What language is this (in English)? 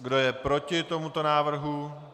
Czech